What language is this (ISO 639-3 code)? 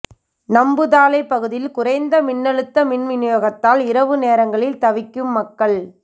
tam